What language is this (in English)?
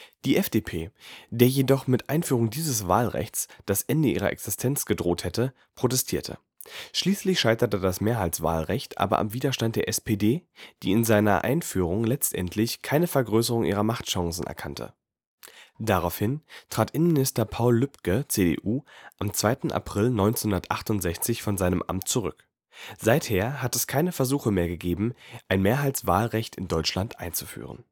German